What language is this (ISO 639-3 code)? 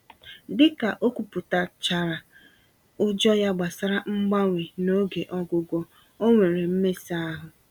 ibo